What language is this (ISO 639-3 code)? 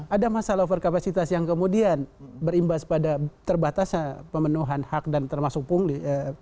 ind